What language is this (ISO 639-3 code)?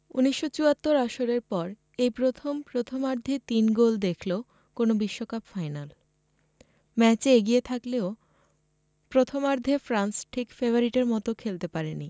ben